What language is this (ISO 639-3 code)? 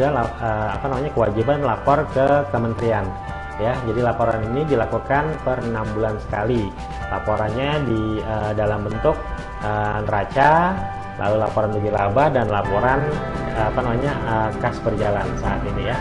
ind